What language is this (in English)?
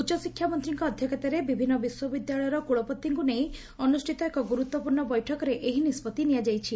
Odia